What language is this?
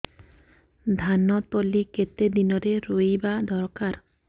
Odia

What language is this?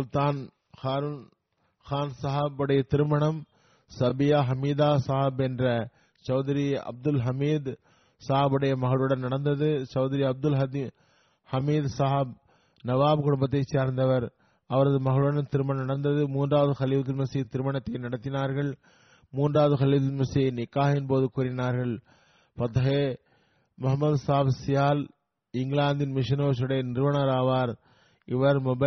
Tamil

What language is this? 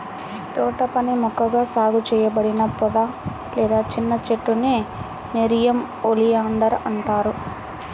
Telugu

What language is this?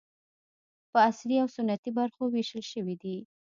Pashto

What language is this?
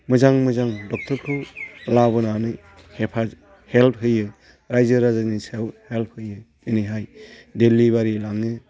Bodo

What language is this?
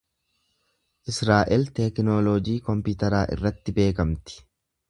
Oromo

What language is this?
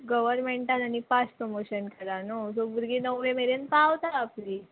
Konkani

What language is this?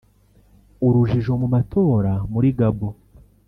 Kinyarwanda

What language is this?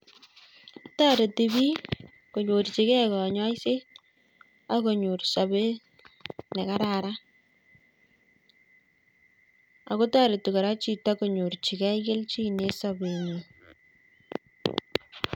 Kalenjin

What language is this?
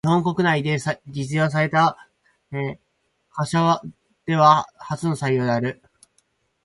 Japanese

